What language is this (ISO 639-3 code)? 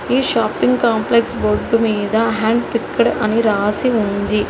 tel